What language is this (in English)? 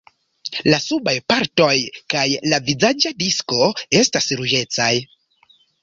Esperanto